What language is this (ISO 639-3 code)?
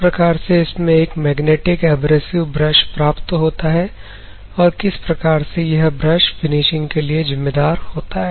hin